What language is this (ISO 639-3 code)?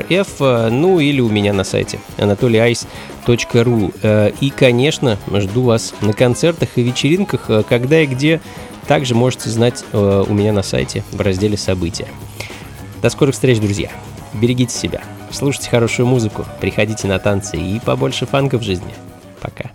rus